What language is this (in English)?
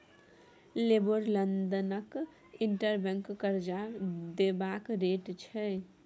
Maithili